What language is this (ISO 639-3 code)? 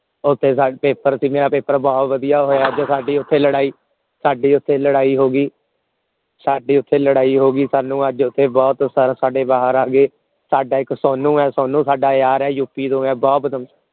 pan